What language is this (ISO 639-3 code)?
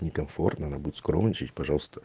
rus